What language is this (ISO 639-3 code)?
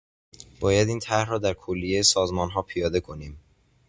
fas